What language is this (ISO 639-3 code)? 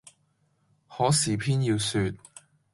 yue